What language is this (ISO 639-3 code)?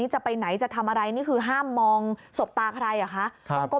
tha